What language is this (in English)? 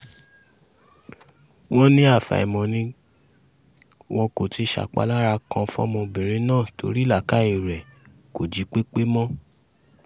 Yoruba